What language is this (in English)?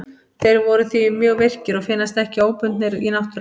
Icelandic